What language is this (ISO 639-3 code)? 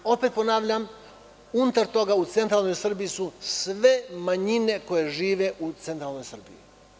srp